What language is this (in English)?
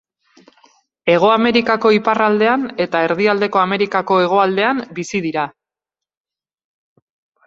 Basque